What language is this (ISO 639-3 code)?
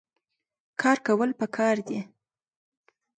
pus